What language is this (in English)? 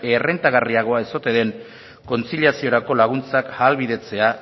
Basque